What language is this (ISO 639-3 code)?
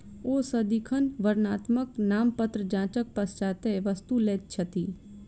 mai